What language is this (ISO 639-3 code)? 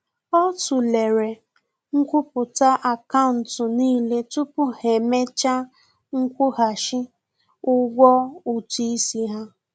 ibo